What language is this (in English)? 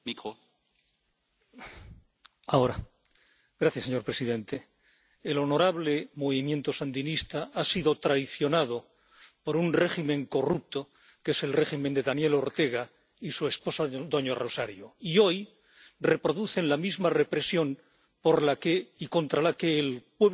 Spanish